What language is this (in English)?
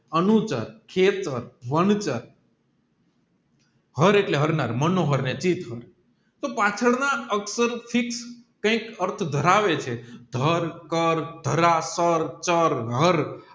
Gujarati